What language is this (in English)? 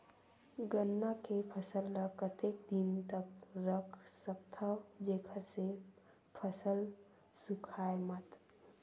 Chhattisgarhi